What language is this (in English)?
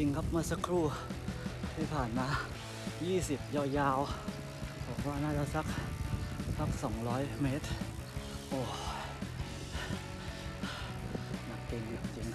Thai